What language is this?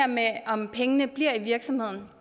Danish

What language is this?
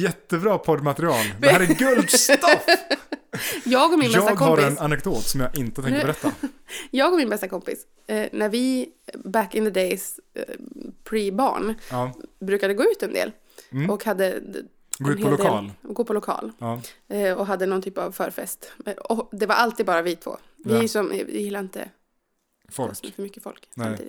Swedish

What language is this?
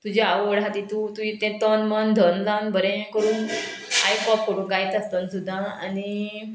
Konkani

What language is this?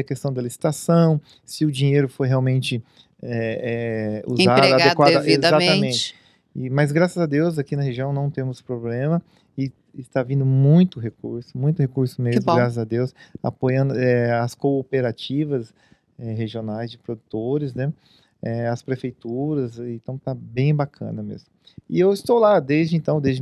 Portuguese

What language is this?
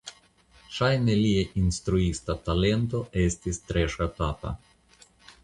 Esperanto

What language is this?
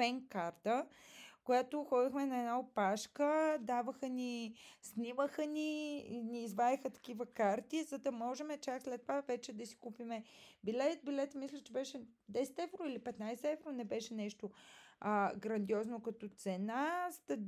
Bulgarian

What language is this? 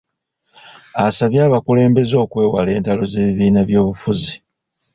Ganda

